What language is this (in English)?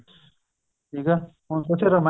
Punjabi